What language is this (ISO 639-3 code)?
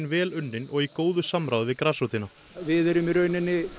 isl